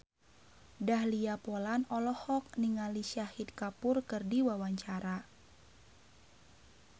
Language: Sundanese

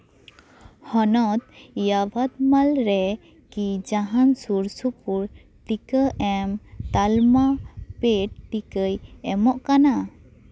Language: Santali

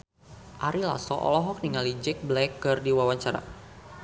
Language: Sundanese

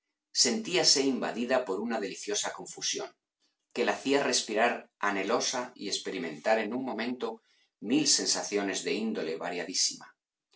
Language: Spanish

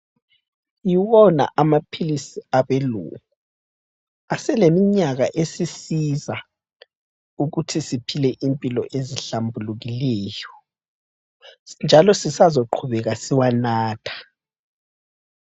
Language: North Ndebele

